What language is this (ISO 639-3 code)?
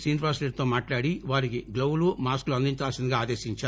tel